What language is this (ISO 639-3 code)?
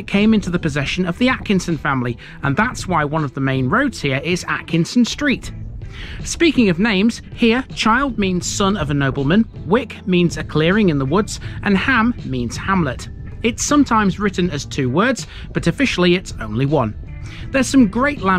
eng